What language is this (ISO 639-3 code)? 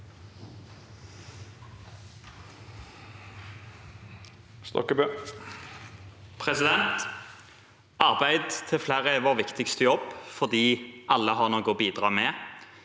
nor